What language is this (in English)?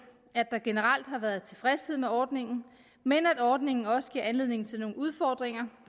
Danish